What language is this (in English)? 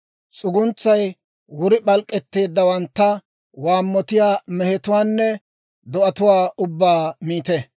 Dawro